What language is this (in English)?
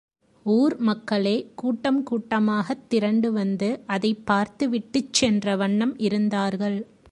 Tamil